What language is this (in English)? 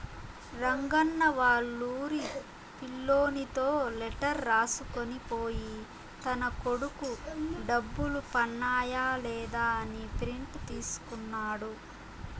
Telugu